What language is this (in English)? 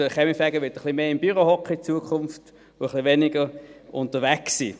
Swiss German